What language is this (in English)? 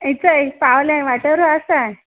Konkani